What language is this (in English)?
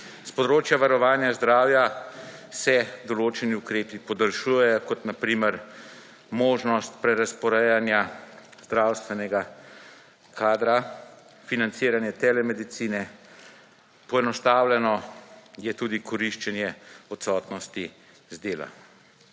Slovenian